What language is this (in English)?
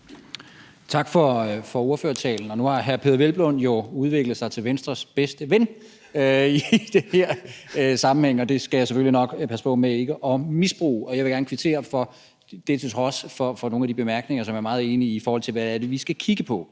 Danish